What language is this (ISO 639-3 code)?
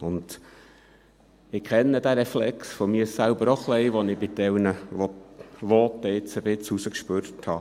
gsw